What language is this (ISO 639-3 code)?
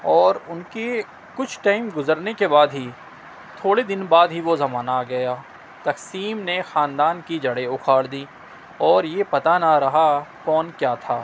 urd